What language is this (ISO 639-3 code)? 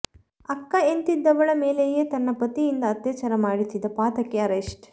kan